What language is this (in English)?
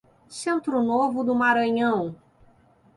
Portuguese